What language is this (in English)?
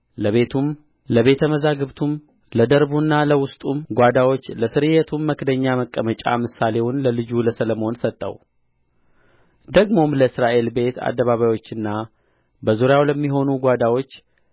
Amharic